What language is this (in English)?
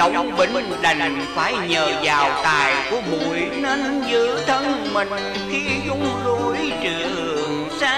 Vietnamese